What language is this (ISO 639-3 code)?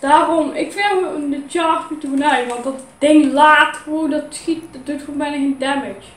nld